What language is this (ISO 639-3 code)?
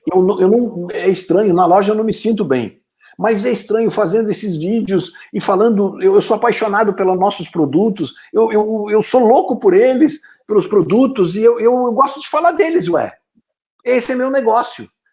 por